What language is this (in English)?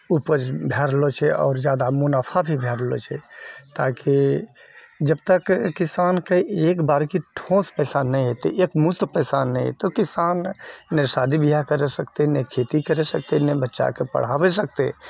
Maithili